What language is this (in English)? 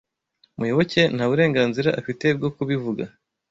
Kinyarwanda